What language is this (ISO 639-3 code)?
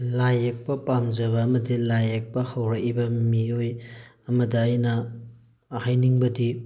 mni